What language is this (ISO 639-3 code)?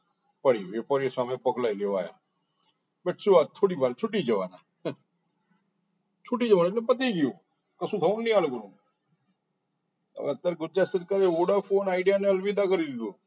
guj